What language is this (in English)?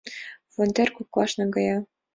Mari